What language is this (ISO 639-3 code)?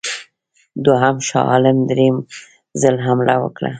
pus